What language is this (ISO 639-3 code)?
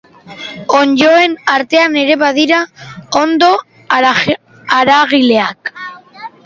eus